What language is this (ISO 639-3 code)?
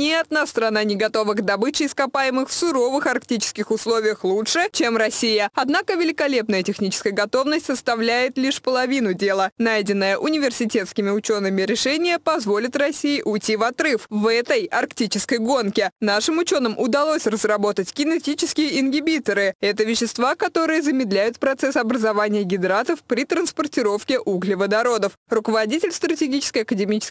rus